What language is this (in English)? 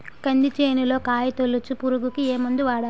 Telugu